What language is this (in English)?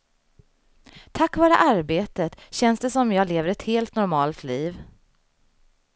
Swedish